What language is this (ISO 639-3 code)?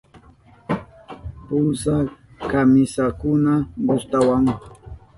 qup